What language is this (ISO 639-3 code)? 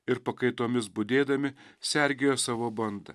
lit